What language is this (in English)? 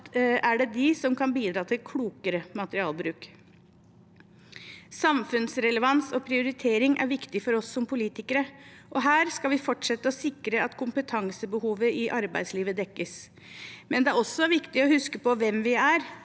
Norwegian